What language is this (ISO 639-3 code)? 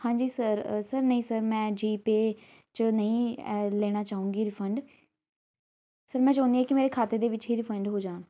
pan